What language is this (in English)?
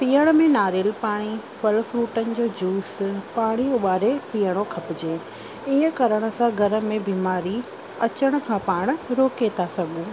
Sindhi